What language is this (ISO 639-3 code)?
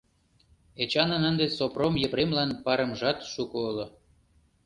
chm